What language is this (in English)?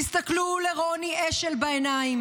Hebrew